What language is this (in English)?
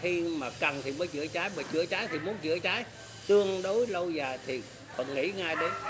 Vietnamese